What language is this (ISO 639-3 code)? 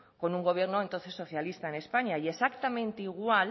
spa